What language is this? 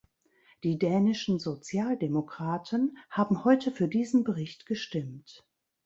German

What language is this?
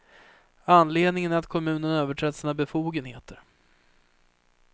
Swedish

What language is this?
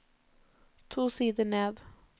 Norwegian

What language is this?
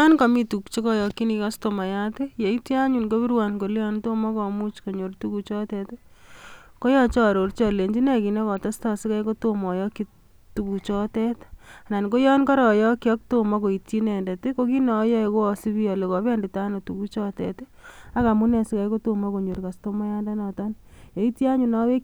Kalenjin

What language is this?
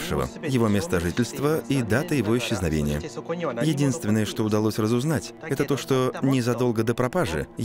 Russian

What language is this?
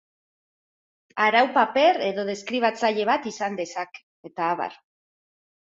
Basque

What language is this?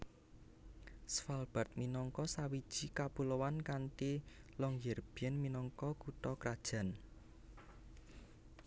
Javanese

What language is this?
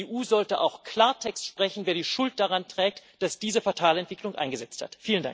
German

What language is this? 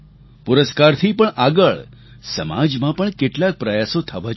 Gujarati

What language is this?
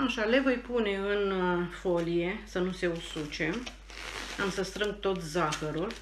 Romanian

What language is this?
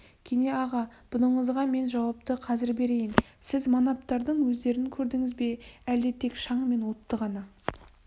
Kazakh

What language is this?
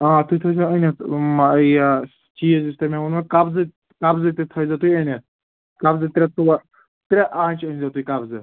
Kashmiri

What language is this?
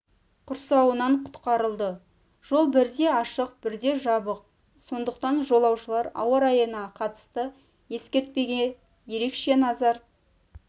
Kazakh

